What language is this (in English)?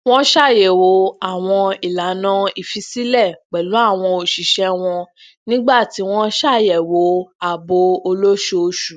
Yoruba